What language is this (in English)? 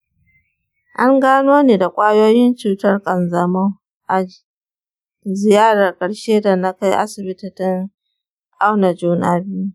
Hausa